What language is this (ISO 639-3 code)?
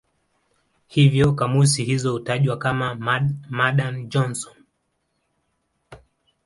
swa